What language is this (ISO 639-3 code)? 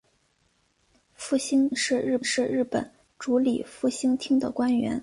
zho